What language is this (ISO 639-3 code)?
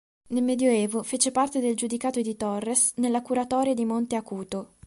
ita